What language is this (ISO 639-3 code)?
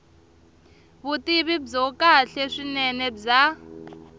tso